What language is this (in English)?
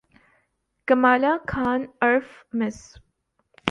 Urdu